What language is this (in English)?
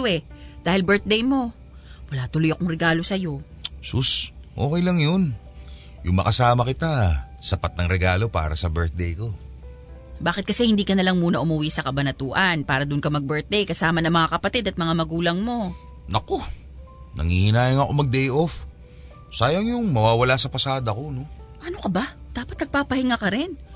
Filipino